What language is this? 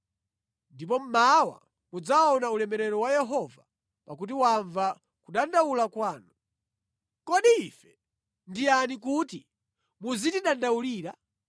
Nyanja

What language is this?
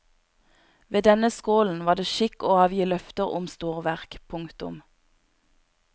Norwegian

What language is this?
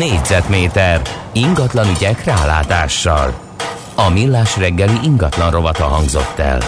Hungarian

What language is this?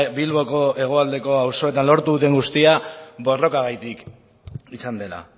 Basque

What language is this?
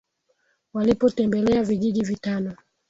Swahili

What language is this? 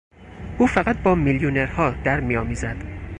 Persian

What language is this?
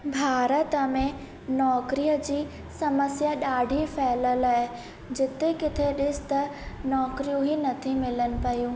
Sindhi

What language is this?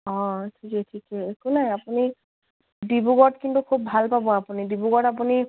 Assamese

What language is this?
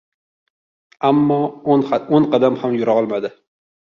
Uzbek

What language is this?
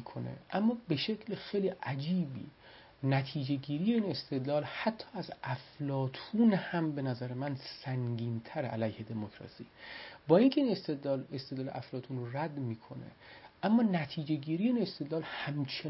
Persian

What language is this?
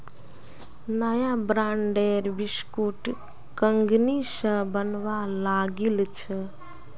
Magahi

